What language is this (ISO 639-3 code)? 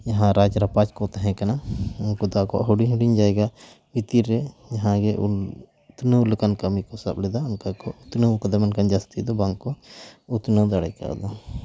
sat